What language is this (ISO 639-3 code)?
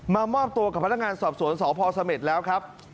tha